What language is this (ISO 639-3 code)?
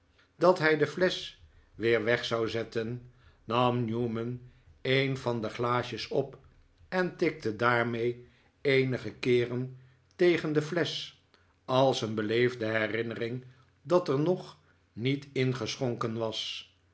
nld